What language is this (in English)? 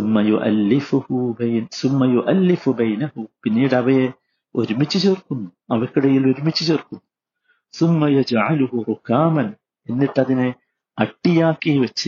Malayalam